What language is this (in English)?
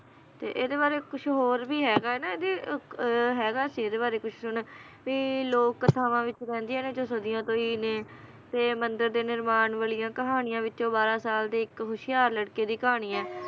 Punjabi